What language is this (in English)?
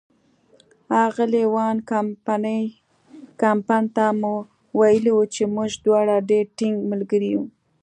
Pashto